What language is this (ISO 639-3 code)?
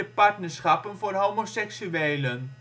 nld